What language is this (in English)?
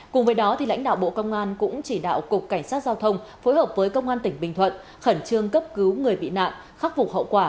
Vietnamese